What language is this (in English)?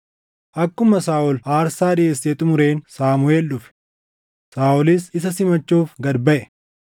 Oromo